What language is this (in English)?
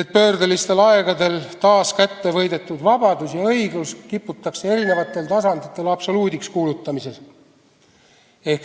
Estonian